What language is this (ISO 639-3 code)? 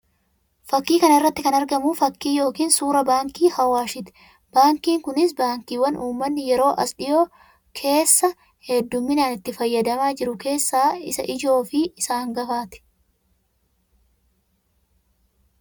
orm